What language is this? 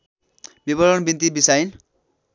Nepali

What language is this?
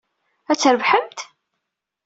Kabyle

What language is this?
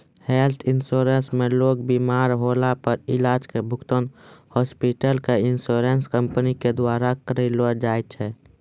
Maithili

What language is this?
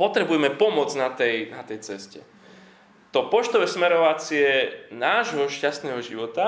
Slovak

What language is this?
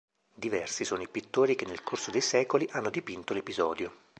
Italian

